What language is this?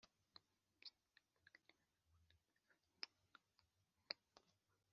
Kinyarwanda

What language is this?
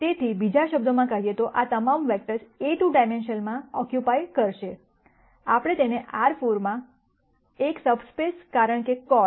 Gujarati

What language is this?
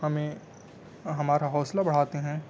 Urdu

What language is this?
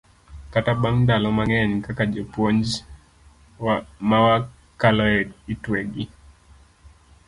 Luo (Kenya and Tanzania)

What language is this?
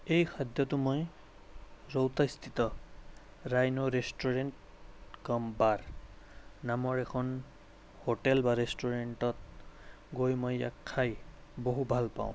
Assamese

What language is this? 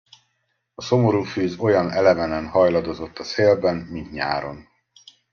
Hungarian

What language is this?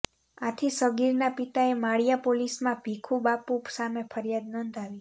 Gujarati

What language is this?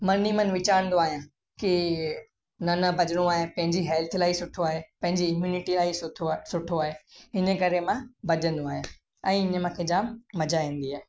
Sindhi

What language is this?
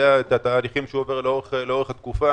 Hebrew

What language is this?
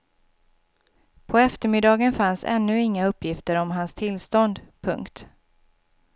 Swedish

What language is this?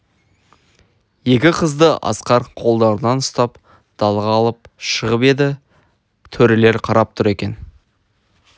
Kazakh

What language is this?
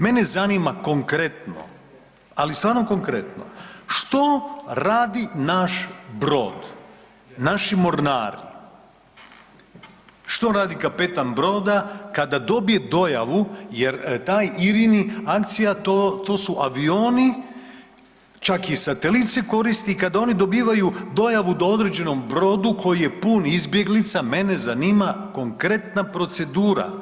Croatian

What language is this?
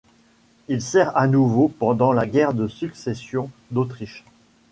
French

